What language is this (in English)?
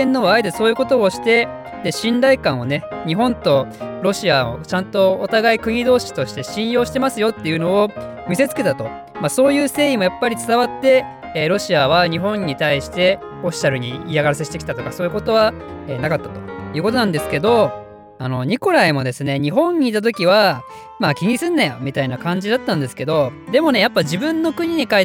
Japanese